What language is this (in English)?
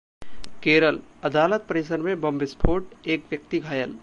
Hindi